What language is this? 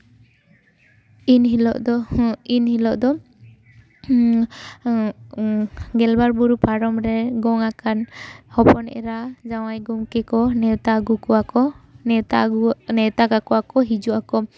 Santali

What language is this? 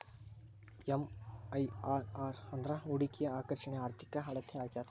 Kannada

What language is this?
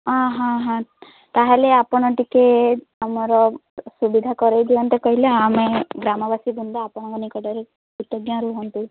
Odia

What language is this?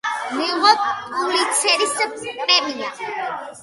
Georgian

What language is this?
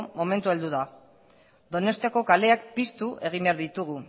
Basque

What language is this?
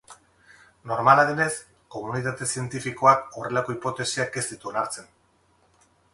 Basque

